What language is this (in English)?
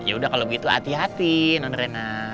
Indonesian